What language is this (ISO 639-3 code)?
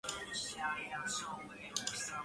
zho